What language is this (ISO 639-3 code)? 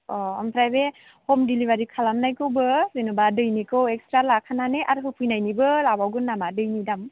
brx